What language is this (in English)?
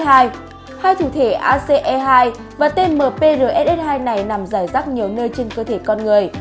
Vietnamese